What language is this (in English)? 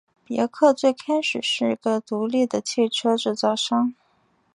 Chinese